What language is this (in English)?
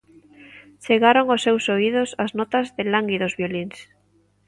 Galician